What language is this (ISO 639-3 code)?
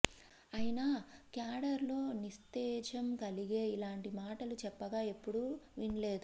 tel